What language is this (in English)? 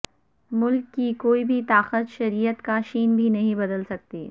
Urdu